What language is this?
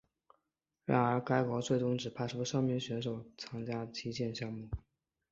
Chinese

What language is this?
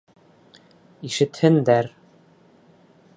Bashkir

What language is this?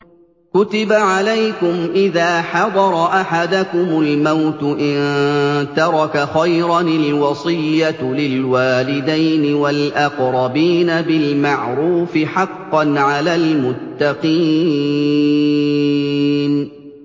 Arabic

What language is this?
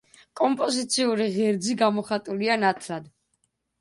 Georgian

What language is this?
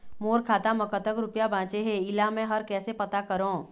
Chhattisgarhi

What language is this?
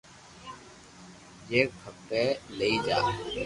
Loarki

